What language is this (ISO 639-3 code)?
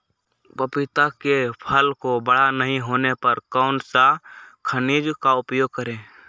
mag